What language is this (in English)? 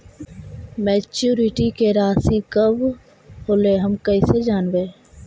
Magahi